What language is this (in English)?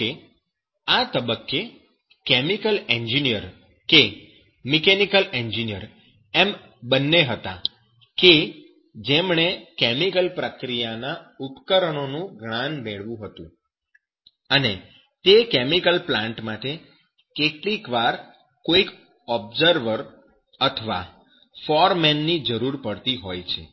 Gujarati